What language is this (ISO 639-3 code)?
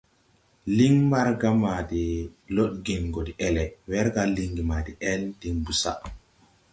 tui